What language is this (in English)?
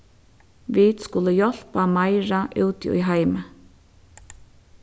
Faroese